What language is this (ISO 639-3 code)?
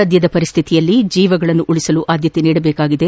kan